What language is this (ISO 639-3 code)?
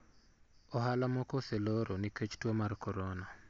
luo